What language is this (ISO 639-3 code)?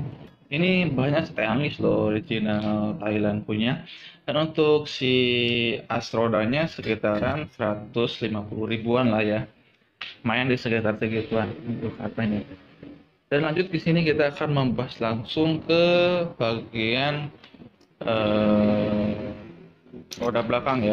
ind